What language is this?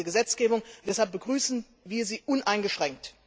German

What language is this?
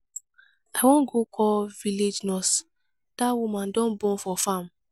Nigerian Pidgin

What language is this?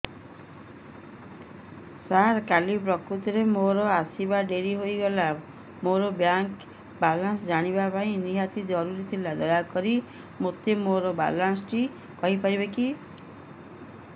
Odia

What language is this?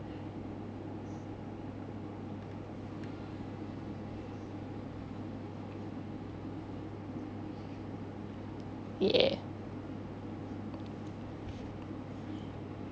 English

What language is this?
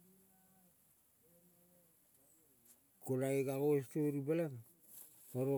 Kol (Papua New Guinea)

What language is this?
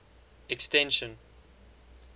English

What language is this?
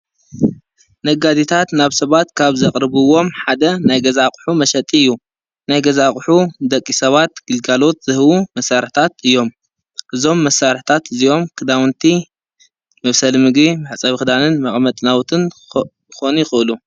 Tigrinya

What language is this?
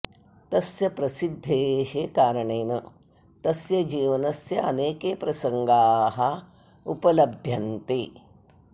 Sanskrit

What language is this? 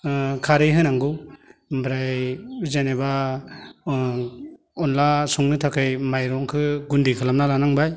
Bodo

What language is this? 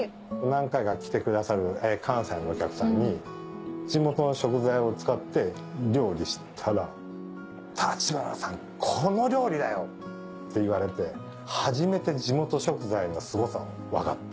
Japanese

